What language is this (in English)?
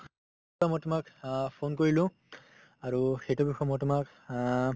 Assamese